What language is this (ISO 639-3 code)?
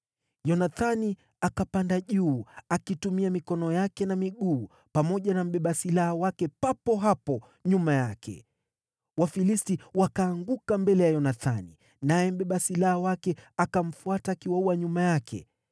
swa